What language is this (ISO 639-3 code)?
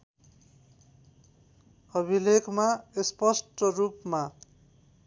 nep